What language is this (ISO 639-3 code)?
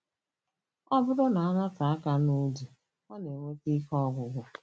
ibo